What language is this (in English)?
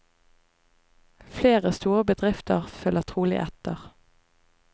Norwegian